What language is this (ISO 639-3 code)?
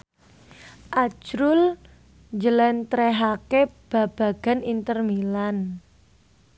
jav